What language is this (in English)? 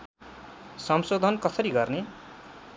Nepali